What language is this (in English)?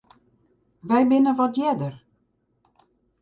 Western Frisian